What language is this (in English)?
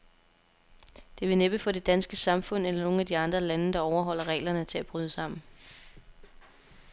Danish